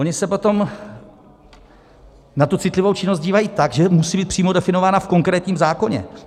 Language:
Czech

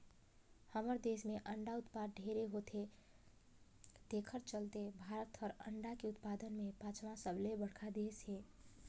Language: Chhattisgarhi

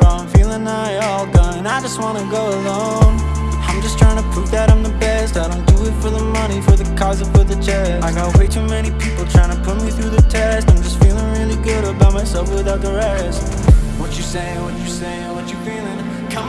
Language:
English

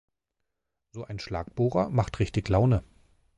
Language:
German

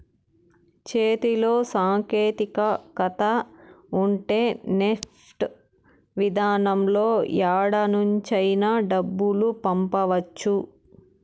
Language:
Telugu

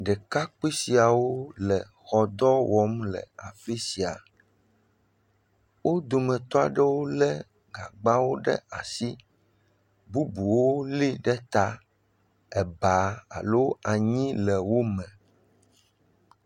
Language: Ewe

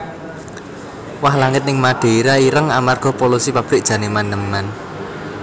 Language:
Javanese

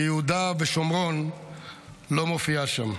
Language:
Hebrew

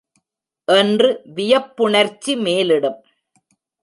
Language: Tamil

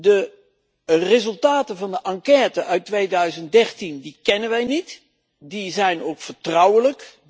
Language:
Dutch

